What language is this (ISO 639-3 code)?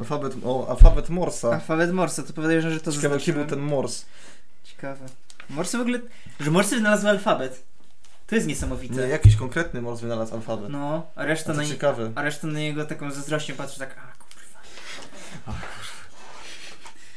pol